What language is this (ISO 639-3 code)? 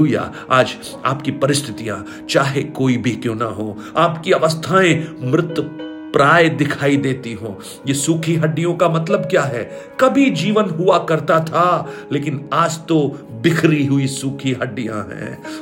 hin